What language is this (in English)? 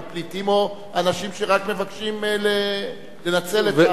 Hebrew